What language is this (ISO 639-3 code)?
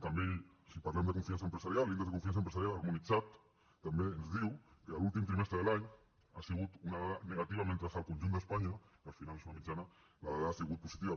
cat